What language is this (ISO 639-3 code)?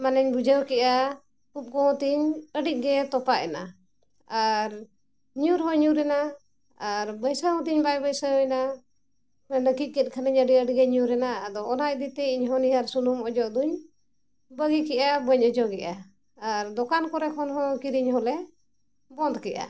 sat